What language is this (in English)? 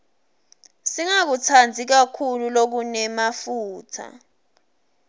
Swati